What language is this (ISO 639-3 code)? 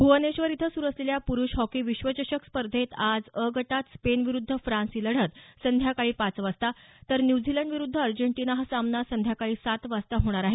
mar